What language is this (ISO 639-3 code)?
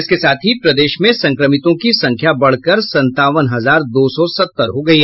hin